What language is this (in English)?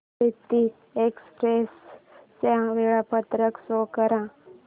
Marathi